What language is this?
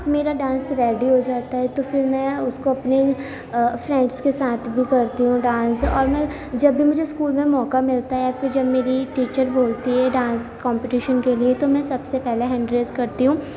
Urdu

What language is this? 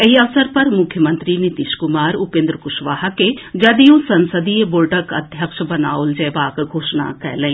Maithili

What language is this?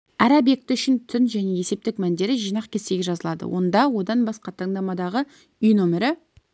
Kazakh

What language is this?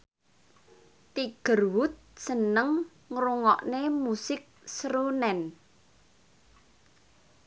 Javanese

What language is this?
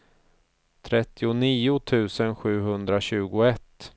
Swedish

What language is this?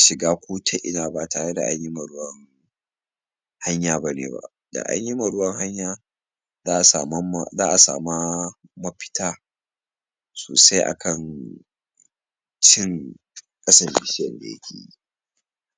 Hausa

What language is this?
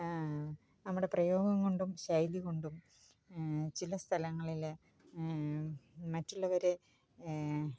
Malayalam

